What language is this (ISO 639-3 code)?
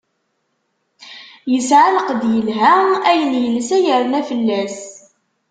kab